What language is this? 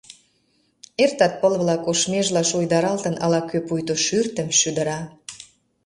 Mari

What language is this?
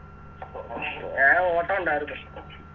Malayalam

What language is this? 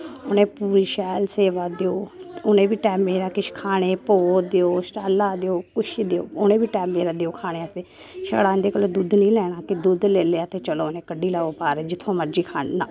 Dogri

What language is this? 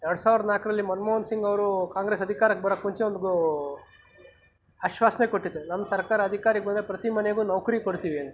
Kannada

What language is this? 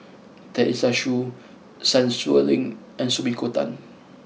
English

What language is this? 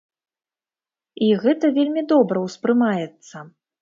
Belarusian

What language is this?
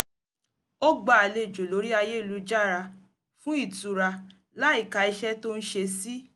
Yoruba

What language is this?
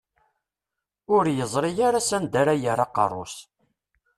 Kabyle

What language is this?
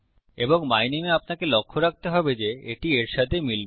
Bangla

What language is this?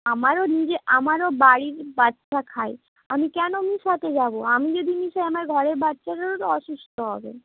Bangla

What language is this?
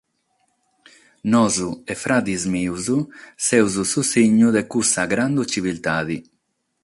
Sardinian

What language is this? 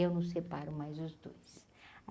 Portuguese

